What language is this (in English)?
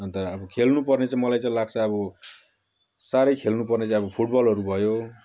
Nepali